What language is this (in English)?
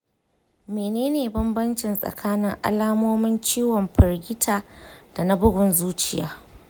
Hausa